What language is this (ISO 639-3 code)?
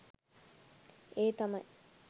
sin